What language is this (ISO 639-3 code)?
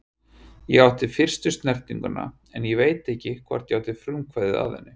isl